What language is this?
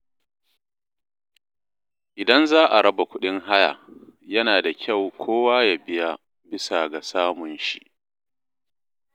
Hausa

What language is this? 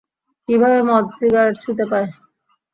Bangla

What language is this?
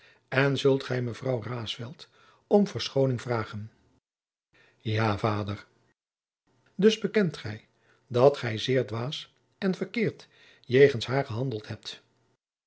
Dutch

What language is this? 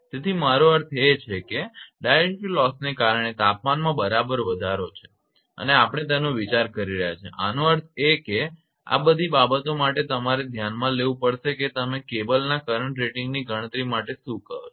Gujarati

